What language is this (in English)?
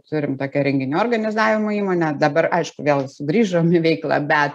Lithuanian